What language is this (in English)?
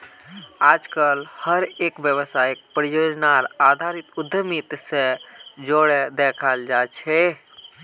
Magahi